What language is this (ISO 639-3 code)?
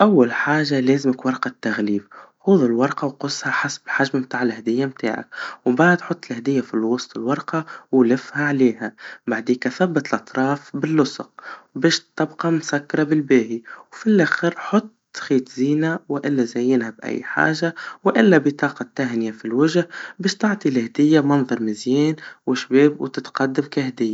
aeb